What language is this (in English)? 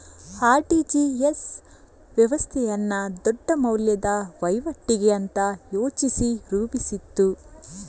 Kannada